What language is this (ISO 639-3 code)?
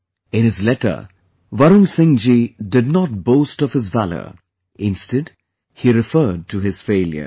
eng